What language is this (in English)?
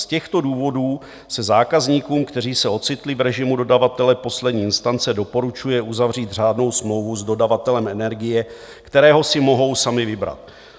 Czech